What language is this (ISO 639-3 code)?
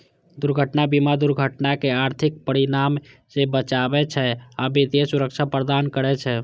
mai